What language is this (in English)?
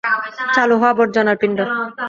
Bangla